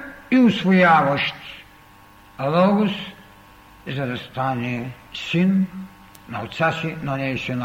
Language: Bulgarian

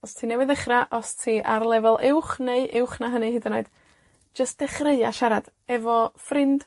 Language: Welsh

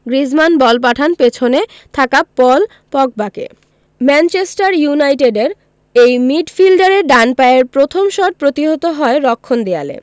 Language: Bangla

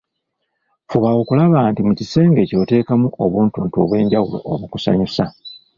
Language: Ganda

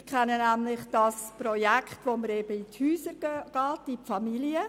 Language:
Swiss German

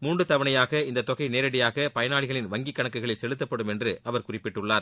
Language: Tamil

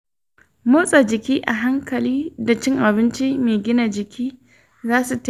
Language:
Hausa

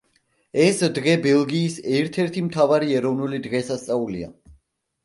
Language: Georgian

